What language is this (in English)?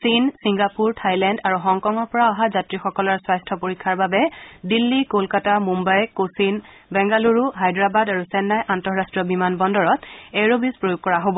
Assamese